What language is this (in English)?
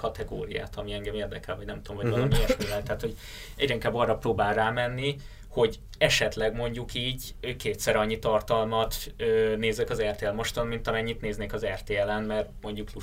Hungarian